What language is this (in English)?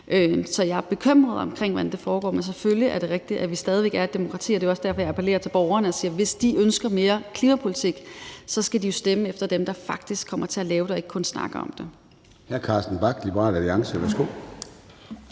Danish